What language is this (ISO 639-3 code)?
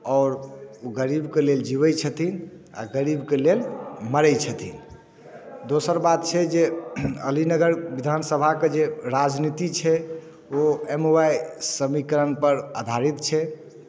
mai